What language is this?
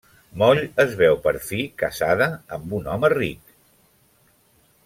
Catalan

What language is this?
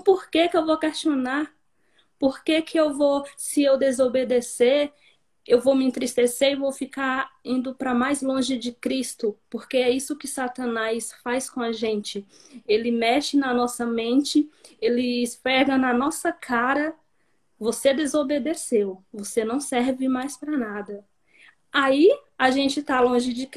Portuguese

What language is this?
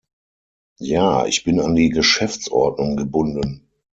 German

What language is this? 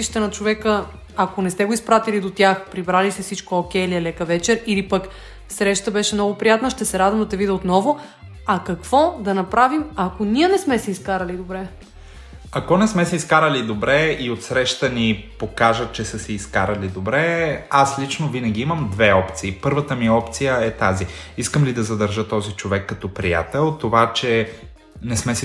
Bulgarian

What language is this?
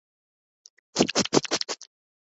Urdu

